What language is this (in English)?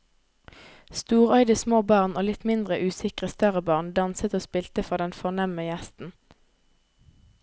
Norwegian